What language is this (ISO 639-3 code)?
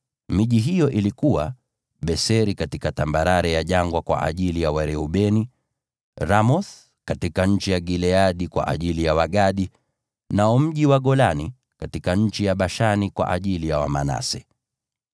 swa